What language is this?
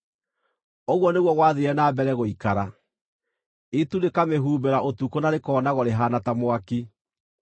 Kikuyu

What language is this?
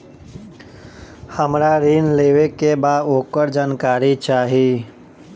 Bhojpuri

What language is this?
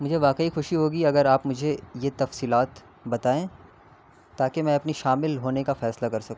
Urdu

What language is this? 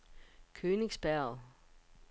Danish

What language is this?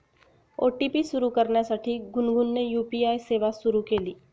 Marathi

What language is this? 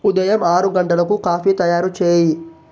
Telugu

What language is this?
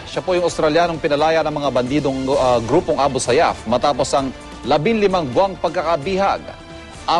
Filipino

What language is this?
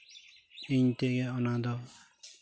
Santali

